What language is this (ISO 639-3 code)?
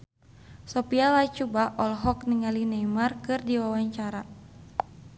sun